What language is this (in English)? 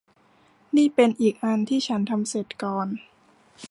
Thai